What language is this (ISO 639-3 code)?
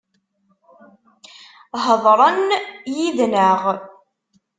kab